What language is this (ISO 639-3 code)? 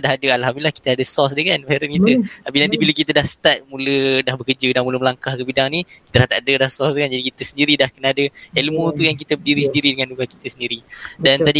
msa